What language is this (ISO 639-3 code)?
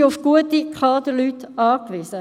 gsw